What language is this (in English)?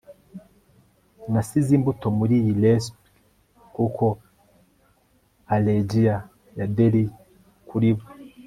Kinyarwanda